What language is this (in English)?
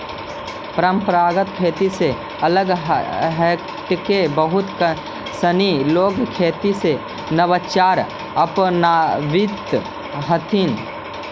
Magahi